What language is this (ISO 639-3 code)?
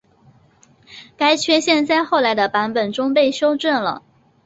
zho